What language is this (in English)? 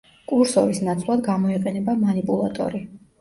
Georgian